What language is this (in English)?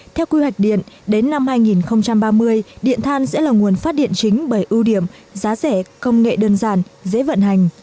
Vietnamese